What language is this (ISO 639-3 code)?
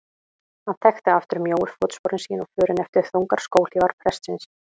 isl